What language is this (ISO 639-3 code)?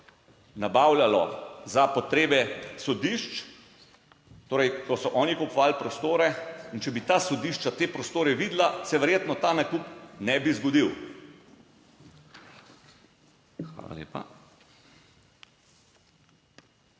slv